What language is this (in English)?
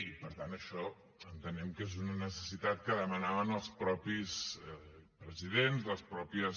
Catalan